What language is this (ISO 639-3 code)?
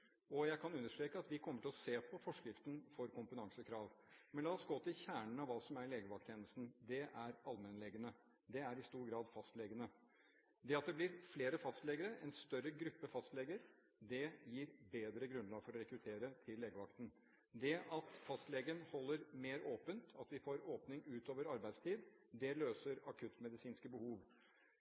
nob